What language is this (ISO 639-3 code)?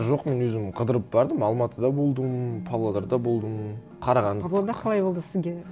kaz